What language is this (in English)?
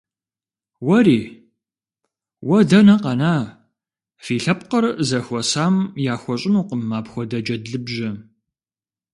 Kabardian